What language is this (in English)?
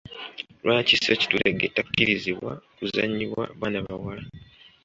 Ganda